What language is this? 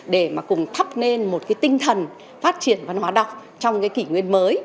Vietnamese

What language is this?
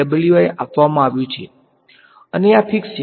Gujarati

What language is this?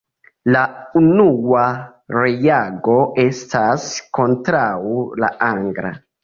Esperanto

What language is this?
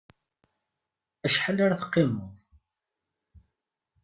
Kabyle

